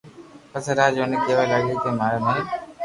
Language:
Loarki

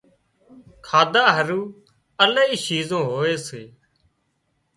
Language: Wadiyara Koli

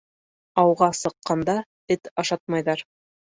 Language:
Bashkir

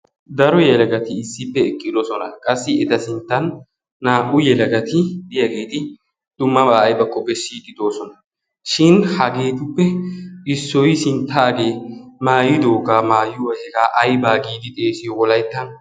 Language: Wolaytta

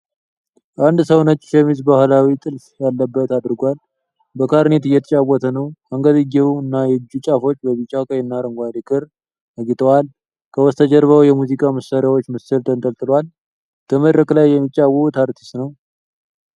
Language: Amharic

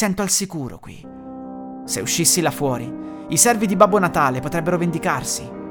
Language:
Italian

